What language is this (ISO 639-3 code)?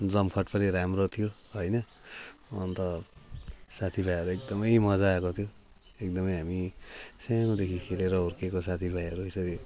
nep